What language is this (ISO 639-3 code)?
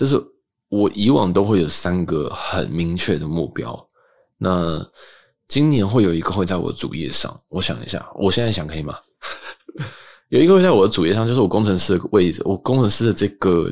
zho